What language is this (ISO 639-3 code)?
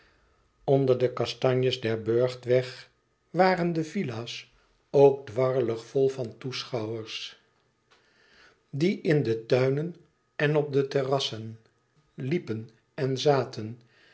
nld